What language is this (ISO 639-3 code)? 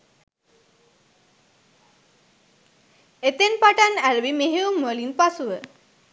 sin